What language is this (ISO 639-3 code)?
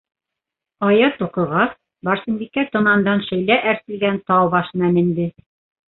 bak